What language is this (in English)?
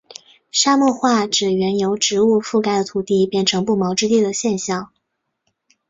Chinese